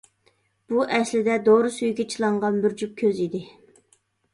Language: Uyghur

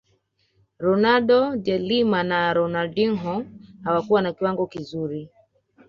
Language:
Swahili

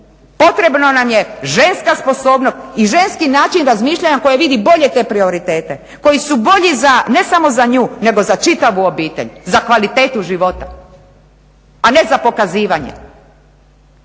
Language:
Croatian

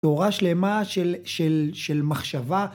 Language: Hebrew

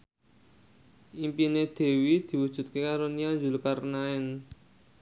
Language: Javanese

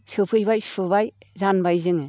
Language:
Bodo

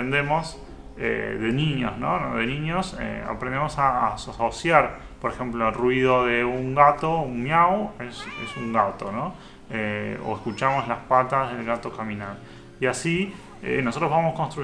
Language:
Spanish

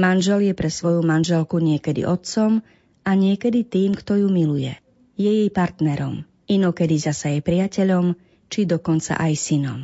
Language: Slovak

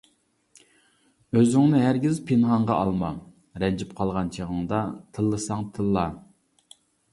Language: Uyghur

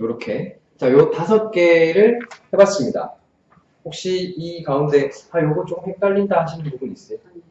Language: Korean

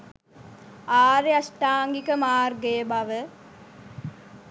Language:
Sinhala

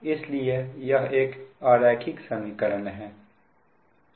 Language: Hindi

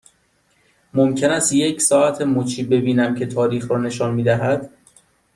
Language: Persian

